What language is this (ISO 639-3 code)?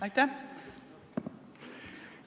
est